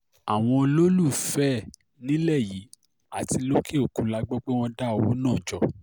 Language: Yoruba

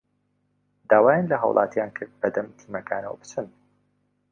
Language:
Central Kurdish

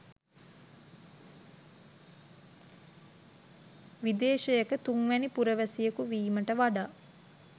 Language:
Sinhala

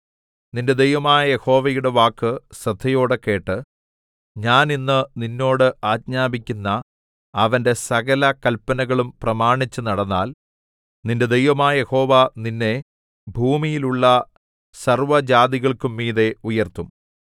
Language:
Malayalam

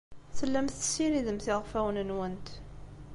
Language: Kabyle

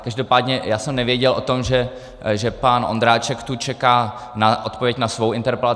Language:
Czech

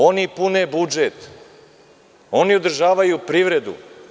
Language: Serbian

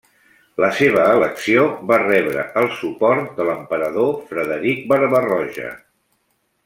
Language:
Catalan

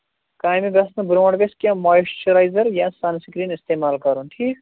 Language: Kashmiri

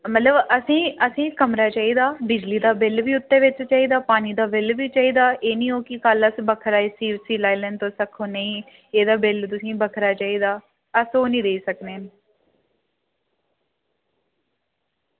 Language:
Dogri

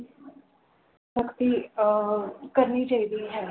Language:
Punjabi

